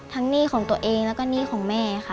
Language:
Thai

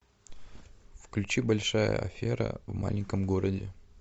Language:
Russian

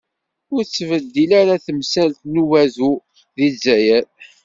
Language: Kabyle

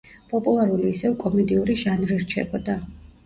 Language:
Georgian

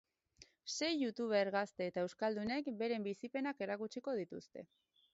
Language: Basque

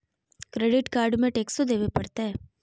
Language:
Magahi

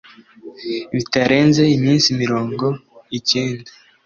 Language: Kinyarwanda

